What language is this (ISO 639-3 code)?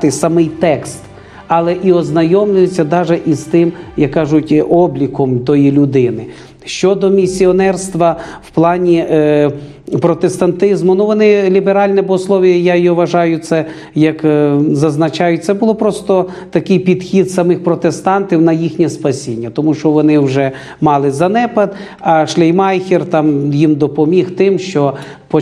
ukr